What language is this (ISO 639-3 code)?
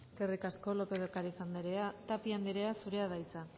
eus